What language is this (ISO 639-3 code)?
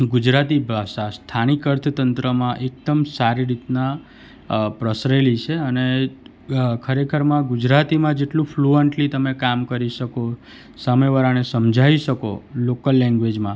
guj